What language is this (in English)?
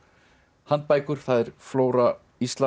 Icelandic